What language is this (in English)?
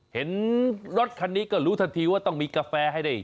Thai